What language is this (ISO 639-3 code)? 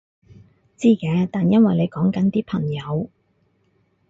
yue